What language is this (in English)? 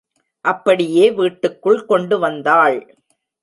Tamil